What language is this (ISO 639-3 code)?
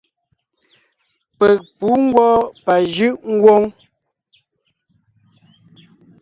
nnh